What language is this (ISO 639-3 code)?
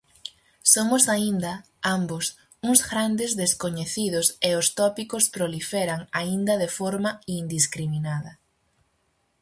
glg